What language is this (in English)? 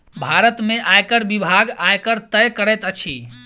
Maithili